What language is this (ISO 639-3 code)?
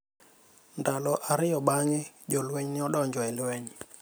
luo